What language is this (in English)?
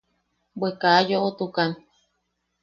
Yaqui